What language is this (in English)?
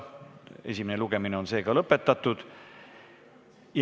Estonian